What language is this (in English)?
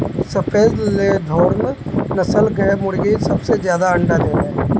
Bhojpuri